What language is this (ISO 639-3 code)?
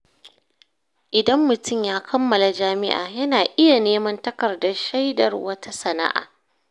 hau